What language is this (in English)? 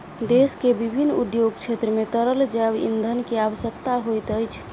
Maithili